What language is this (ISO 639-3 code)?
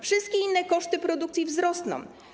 pol